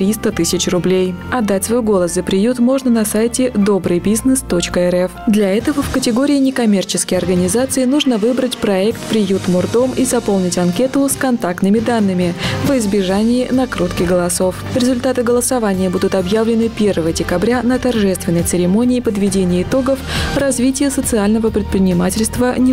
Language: Russian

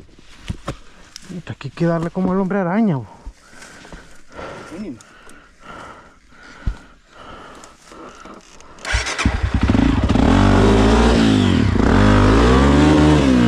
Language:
Spanish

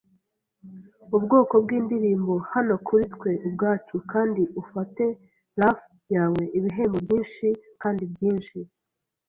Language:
Kinyarwanda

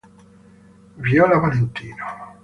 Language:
Italian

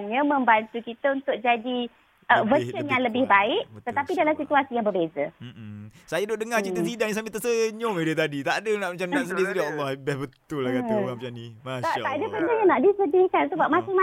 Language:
Malay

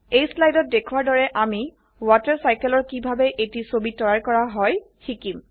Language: Assamese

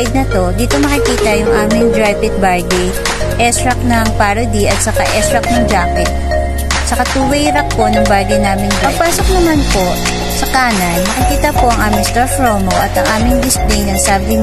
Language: Filipino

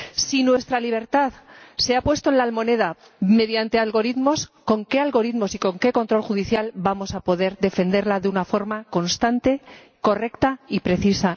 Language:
Spanish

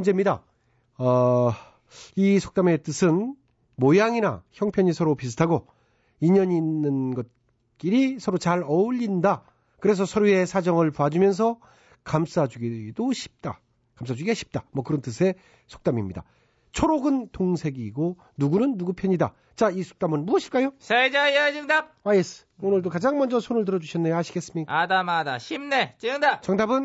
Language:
Korean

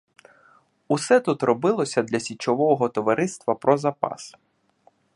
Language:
Ukrainian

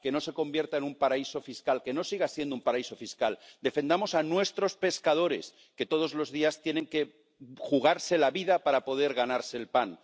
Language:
Spanish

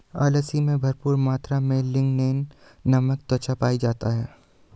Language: Hindi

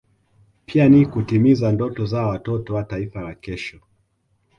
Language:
Swahili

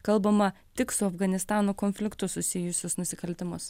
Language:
Lithuanian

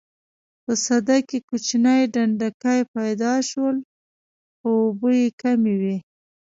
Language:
Pashto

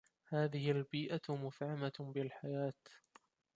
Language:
Arabic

